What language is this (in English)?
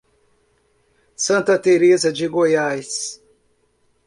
Portuguese